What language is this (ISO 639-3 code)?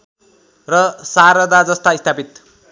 nep